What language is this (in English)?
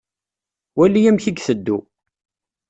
Kabyle